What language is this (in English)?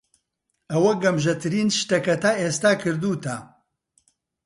Central Kurdish